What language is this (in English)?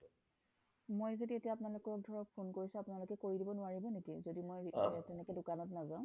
Assamese